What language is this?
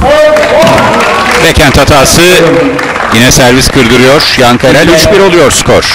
Turkish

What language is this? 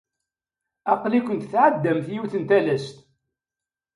Kabyle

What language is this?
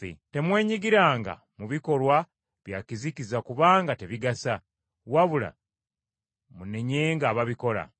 Ganda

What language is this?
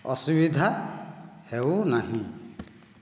Odia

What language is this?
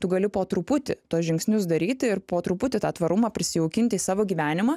Lithuanian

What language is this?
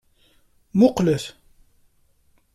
Kabyle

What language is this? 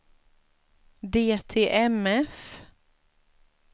Swedish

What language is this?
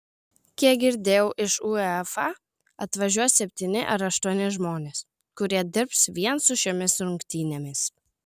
Lithuanian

